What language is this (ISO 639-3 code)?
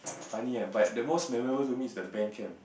eng